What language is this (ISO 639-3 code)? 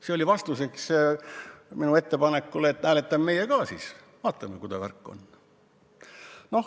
est